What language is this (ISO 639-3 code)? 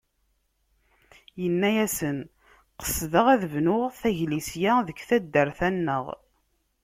kab